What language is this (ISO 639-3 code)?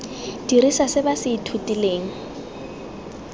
tsn